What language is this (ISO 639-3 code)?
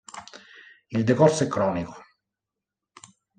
ita